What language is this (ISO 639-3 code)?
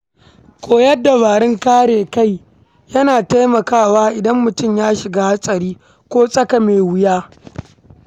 hau